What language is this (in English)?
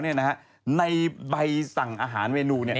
Thai